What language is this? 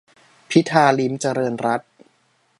Thai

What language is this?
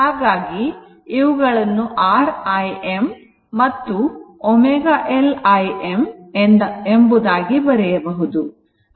Kannada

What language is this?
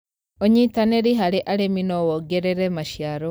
Kikuyu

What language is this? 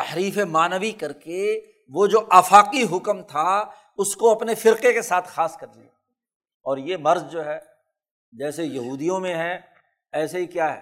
Urdu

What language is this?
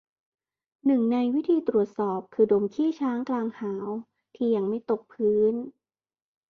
Thai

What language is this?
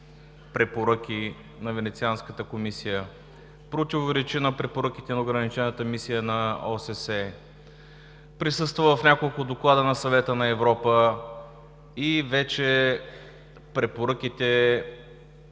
Bulgarian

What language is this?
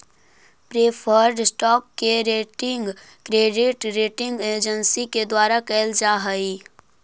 Magahi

